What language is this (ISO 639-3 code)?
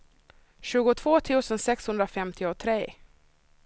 swe